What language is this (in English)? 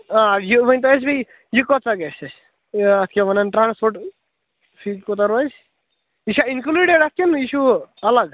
Kashmiri